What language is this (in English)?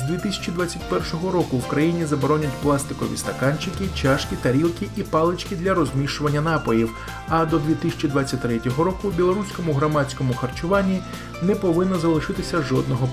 Ukrainian